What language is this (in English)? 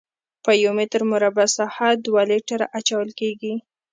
Pashto